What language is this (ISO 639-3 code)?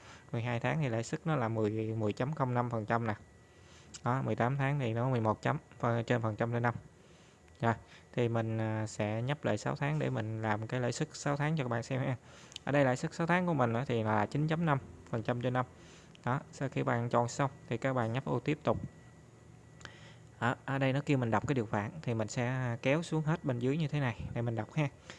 vie